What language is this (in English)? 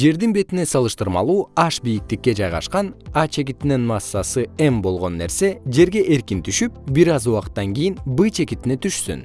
Kyrgyz